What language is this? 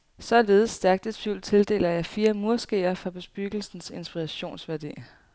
Danish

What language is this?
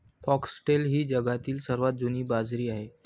Marathi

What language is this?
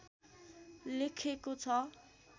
Nepali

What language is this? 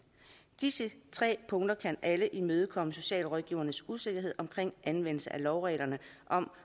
Danish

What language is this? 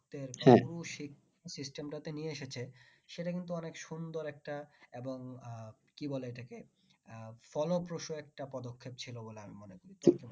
Bangla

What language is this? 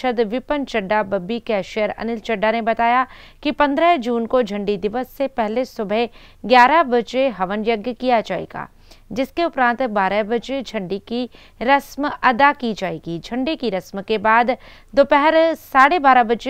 Hindi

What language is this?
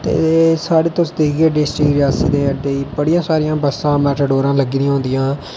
Dogri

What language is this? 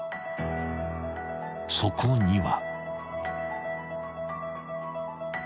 Japanese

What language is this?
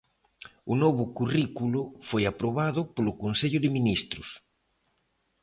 Galician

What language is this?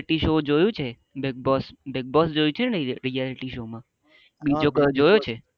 Gujarati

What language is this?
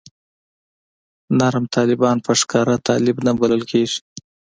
Pashto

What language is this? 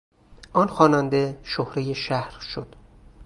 Persian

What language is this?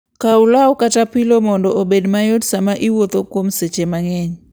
Luo (Kenya and Tanzania)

